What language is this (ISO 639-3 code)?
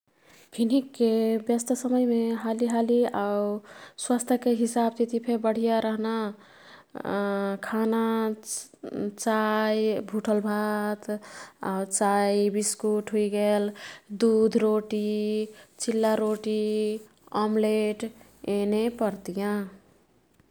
tkt